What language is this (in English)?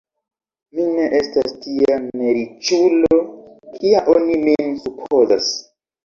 Esperanto